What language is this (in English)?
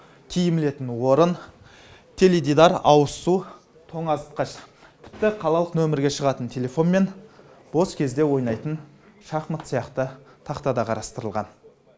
Kazakh